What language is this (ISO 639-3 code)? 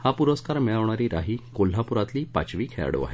mar